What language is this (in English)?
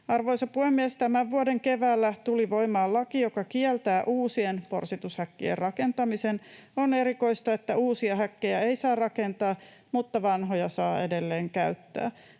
Finnish